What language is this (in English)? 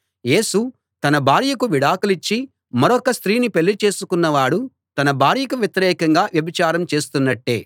Telugu